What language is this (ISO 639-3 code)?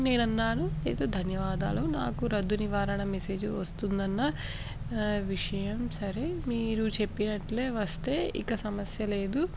tel